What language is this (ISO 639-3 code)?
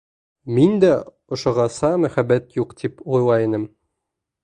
bak